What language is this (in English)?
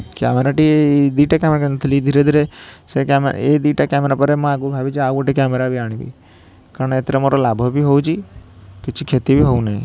Odia